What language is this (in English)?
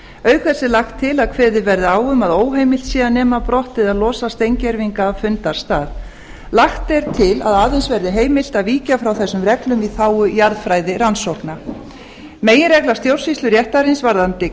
Icelandic